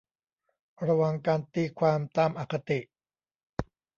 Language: Thai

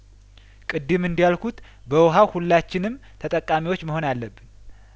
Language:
Amharic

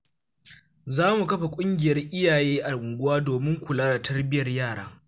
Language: Hausa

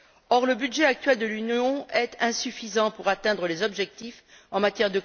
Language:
French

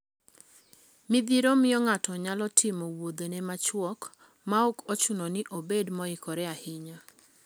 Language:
Luo (Kenya and Tanzania)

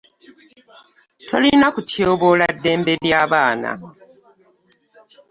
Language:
Ganda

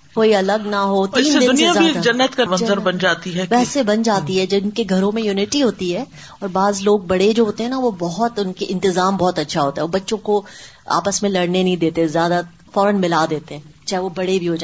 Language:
Urdu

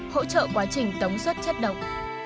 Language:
Vietnamese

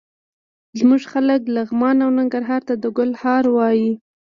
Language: Pashto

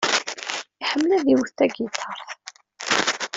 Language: Kabyle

